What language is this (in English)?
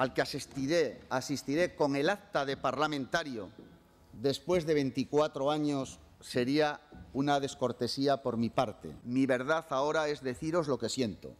Spanish